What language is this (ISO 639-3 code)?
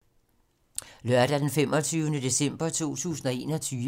dan